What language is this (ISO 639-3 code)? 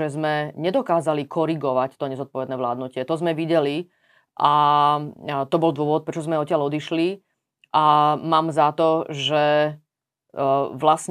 slk